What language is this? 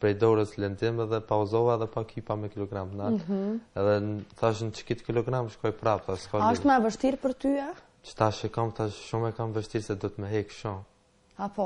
Romanian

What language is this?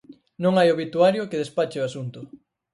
Galician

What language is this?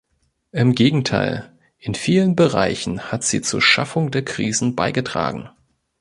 German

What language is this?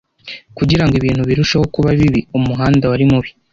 Kinyarwanda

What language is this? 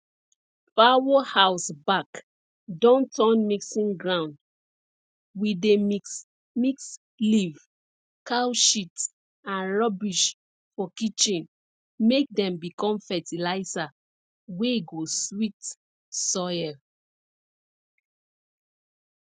Nigerian Pidgin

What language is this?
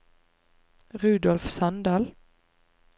Norwegian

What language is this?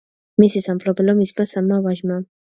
Georgian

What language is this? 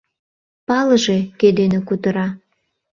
Mari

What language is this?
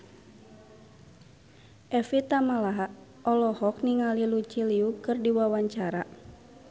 Sundanese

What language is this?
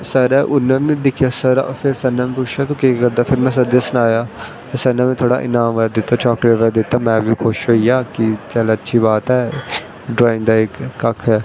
Dogri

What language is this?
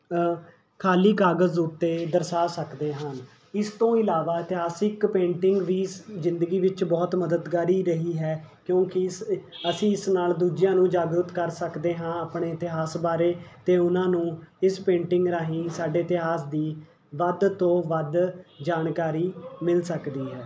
Punjabi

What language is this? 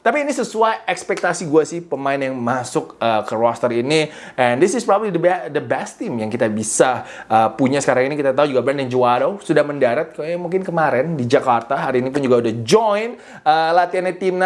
Indonesian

